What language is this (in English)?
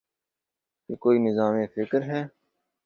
Urdu